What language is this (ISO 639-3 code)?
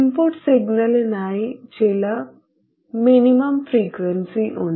mal